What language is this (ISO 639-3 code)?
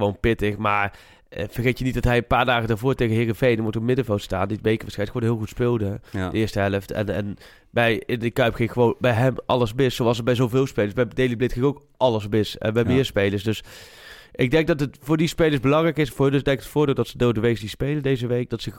nld